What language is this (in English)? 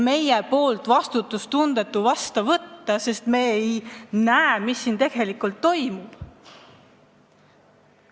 Estonian